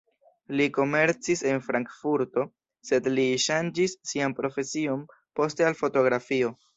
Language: Esperanto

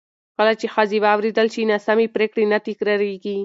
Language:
Pashto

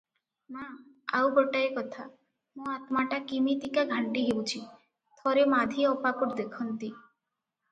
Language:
Odia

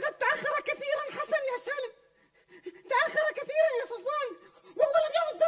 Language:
Arabic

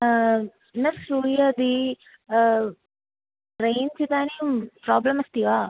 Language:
Sanskrit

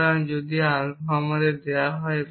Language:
Bangla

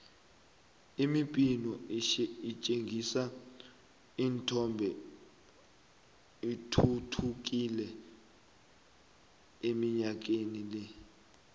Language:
South Ndebele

